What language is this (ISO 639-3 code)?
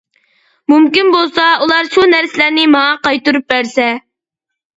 uig